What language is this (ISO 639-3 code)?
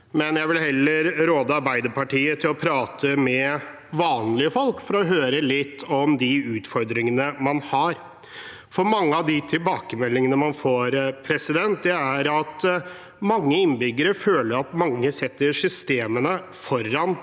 nor